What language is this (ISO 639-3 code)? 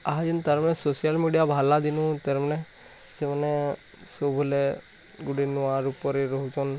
ori